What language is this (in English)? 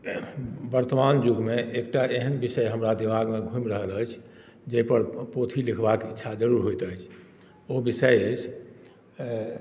Maithili